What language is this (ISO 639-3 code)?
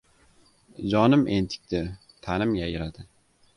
uzb